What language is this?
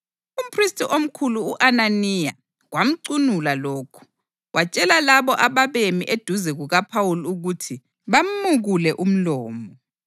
North Ndebele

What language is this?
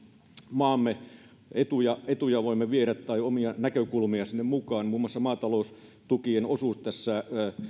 Finnish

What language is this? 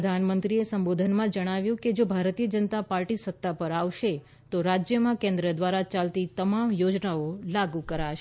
Gujarati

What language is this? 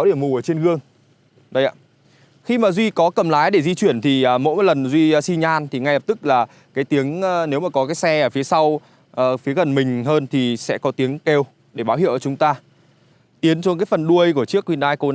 Vietnamese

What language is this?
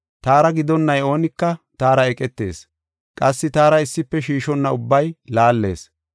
Gofa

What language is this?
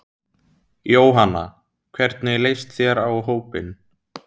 Icelandic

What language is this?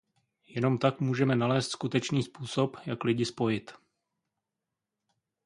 Czech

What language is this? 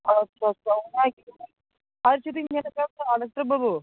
Santali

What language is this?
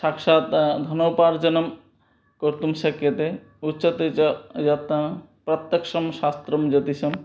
Sanskrit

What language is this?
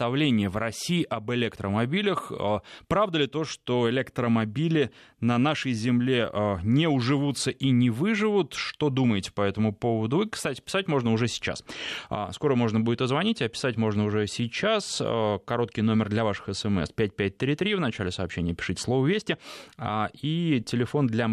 Russian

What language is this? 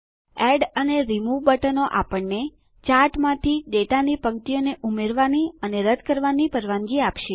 Gujarati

